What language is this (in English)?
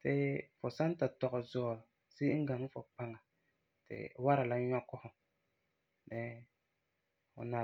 Frafra